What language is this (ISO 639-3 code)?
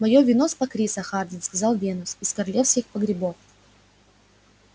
rus